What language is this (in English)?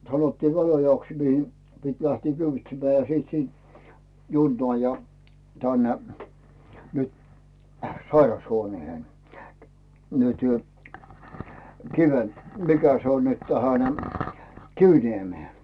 Finnish